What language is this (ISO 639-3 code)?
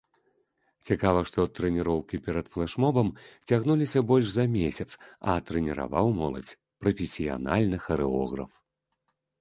bel